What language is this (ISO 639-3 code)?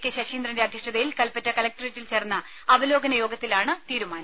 mal